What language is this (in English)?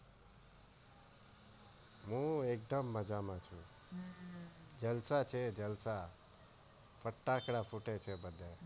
Gujarati